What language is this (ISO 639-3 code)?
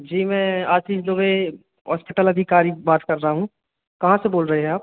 hin